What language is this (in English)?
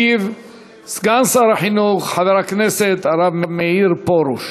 Hebrew